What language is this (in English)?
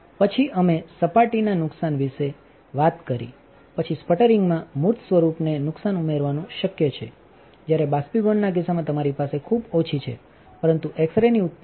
Gujarati